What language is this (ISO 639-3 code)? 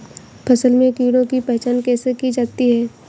hin